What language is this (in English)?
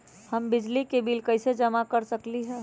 Magahi